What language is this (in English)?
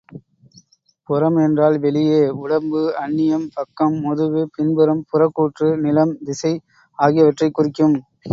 Tamil